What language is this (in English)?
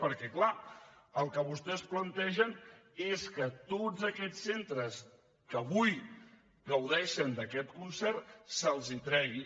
Catalan